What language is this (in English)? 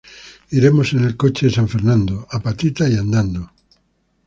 Spanish